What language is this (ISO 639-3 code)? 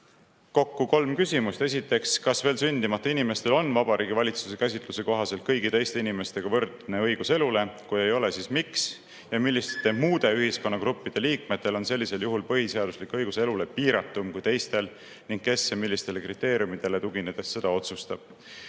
est